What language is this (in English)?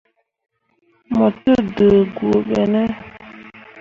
Mundang